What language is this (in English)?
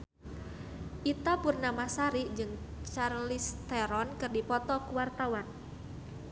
Sundanese